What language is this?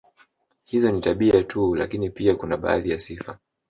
Swahili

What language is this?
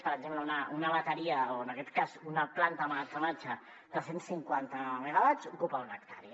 Catalan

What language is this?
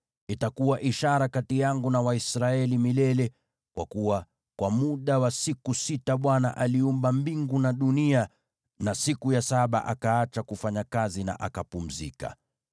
Swahili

